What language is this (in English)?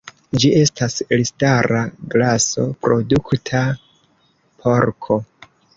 Esperanto